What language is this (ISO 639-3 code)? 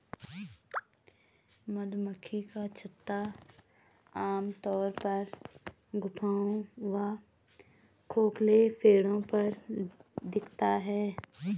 hin